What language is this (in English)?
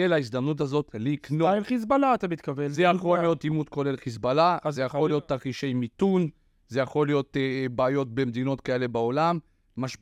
Hebrew